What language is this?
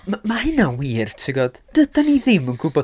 Welsh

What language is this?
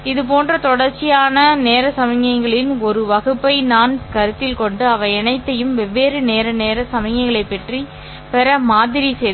Tamil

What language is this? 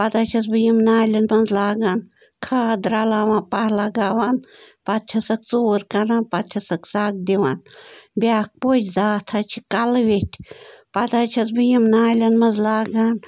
Kashmiri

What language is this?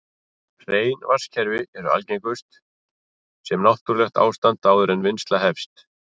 Icelandic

